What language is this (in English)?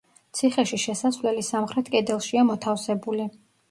Georgian